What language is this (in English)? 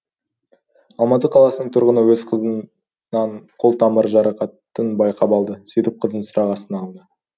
Kazakh